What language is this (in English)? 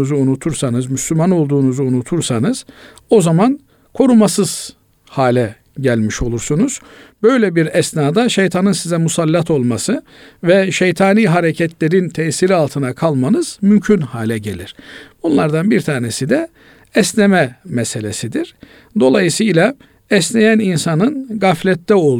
Turkish